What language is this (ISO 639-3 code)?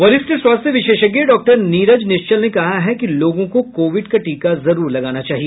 hin